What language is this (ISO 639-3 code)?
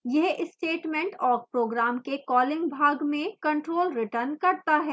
hin